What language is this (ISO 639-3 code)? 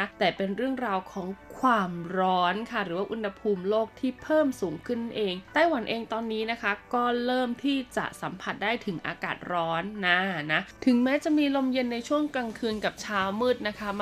tha